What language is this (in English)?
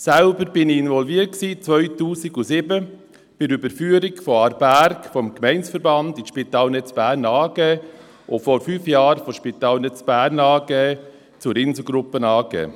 Swiss German